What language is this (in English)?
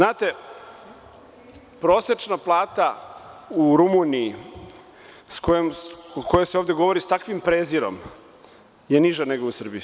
Serbian